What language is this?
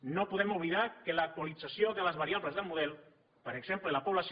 Catalan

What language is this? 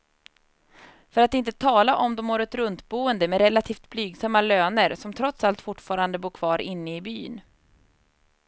Swedish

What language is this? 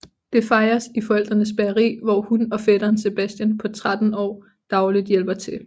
Danish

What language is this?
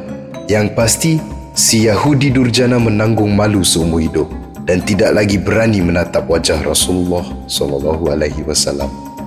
Malay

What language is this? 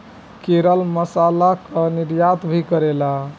Bhojpuri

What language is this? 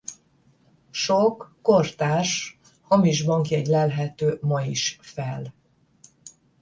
Hungarian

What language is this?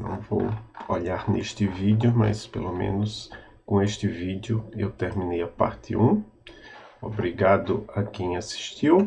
Portuguese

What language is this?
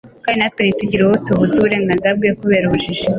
Kinyarwanda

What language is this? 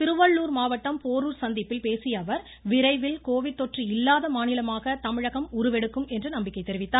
Tamil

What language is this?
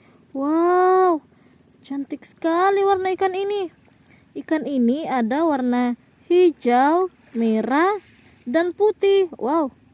Indonesian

